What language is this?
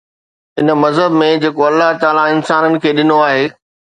Sindhi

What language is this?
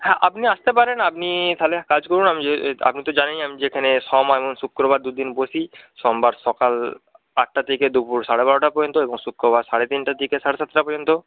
Bangla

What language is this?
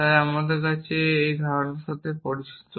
Bangla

